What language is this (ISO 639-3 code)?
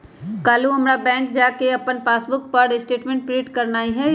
mag